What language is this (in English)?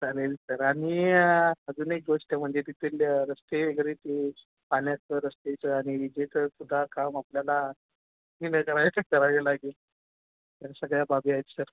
Marathi